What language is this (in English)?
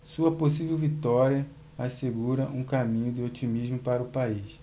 Portuguese